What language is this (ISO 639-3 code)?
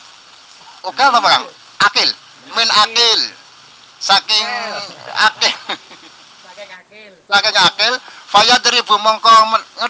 ara